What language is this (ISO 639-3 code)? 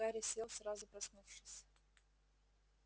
rus